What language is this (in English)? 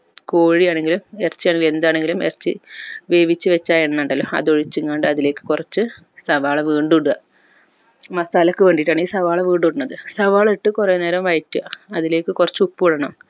Malayalam